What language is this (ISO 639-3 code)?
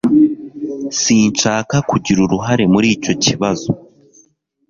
kin